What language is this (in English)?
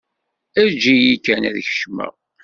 Kabyle